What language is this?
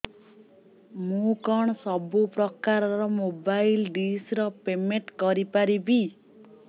Odia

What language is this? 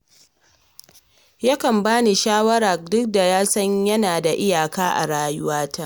Hausa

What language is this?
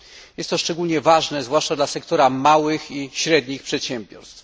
Polish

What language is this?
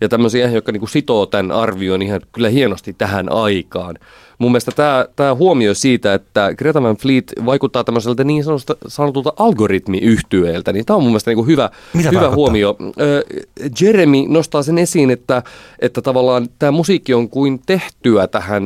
Finnish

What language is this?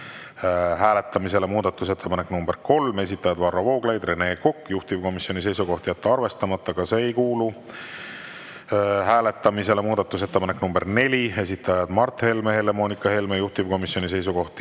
Estonian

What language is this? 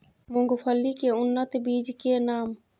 Maithili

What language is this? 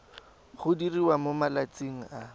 Tswana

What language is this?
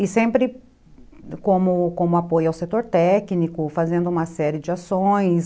Portuguese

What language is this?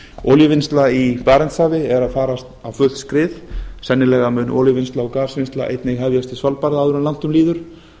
Icelandic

